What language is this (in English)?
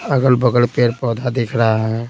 Hindi